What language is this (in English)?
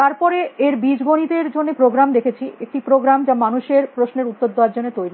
Bangla